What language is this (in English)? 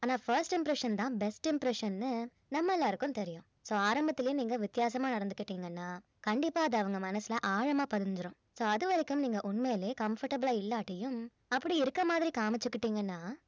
Tamil